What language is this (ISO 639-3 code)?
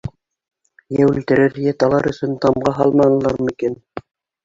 bak